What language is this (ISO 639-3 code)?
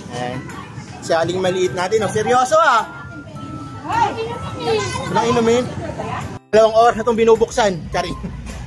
fil